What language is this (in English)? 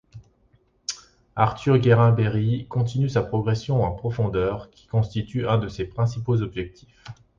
French